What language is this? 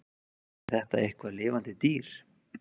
Icelandic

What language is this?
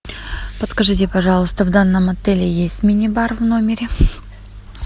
Russian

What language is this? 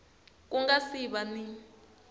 Tsonga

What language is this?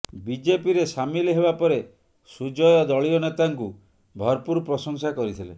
Odia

